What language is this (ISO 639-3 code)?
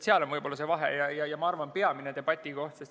est